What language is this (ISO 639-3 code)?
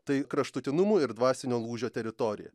lit